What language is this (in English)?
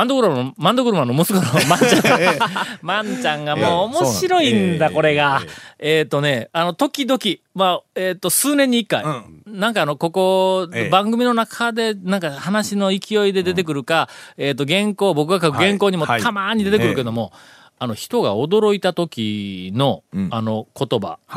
Japanese